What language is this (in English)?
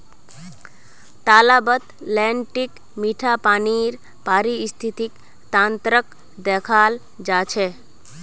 Magahi